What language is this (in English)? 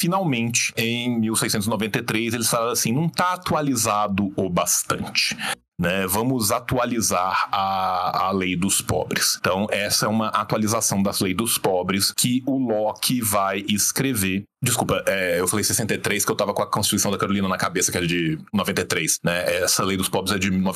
Portuguese